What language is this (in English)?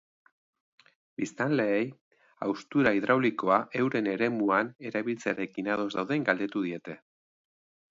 Basque